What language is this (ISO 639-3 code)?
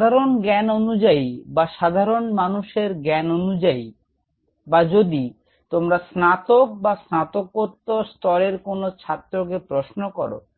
ben